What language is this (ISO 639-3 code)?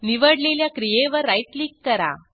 mar